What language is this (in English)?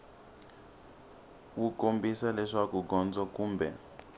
Tsonga